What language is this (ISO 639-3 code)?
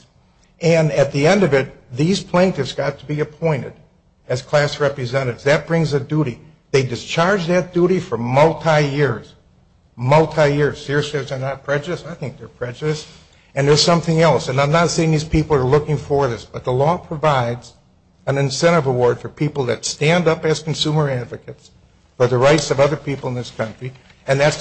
eng